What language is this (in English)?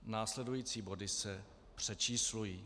Czech